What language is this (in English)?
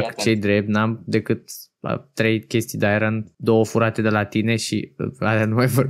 Romanian